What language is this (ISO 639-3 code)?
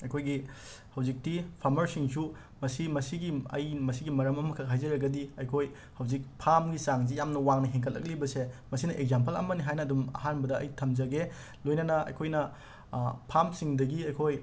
mni